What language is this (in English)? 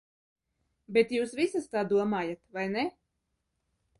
Latvian